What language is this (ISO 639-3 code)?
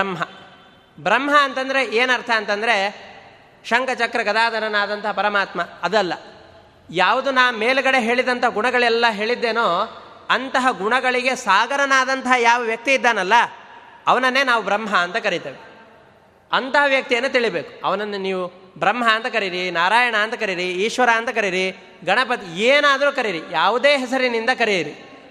kan